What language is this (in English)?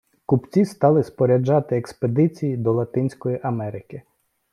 Ukrainian